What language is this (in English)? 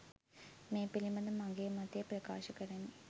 Sinhala